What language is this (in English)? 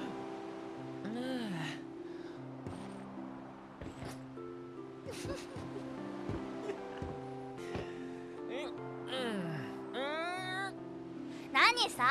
Japanese